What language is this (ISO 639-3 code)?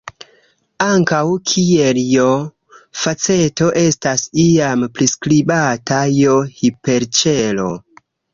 epo